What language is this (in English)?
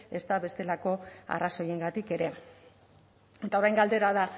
Basque